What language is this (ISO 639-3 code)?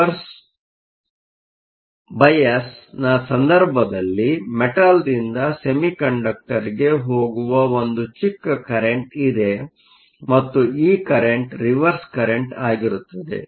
kan